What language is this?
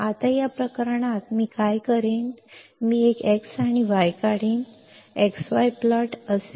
Marathi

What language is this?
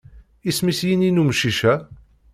Kabyle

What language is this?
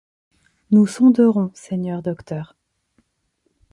French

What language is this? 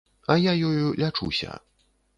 Belarusian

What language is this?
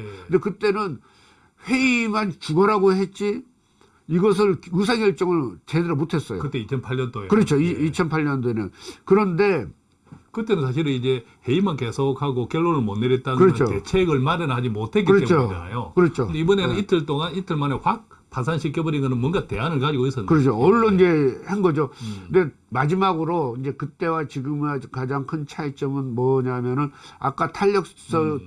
Korean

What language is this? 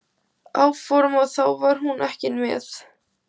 Icelandic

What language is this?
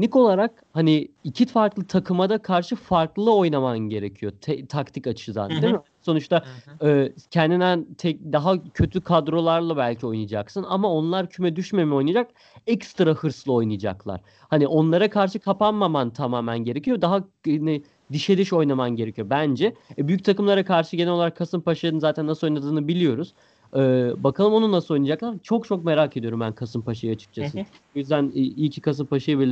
Turkish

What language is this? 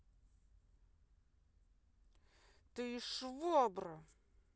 Russian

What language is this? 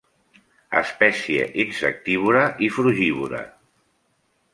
Catalan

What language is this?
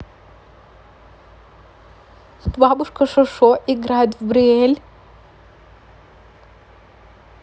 Russian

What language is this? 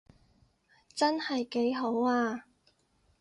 Cantonese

